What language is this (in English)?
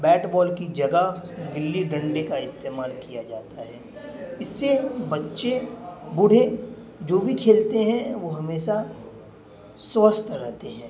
Urdu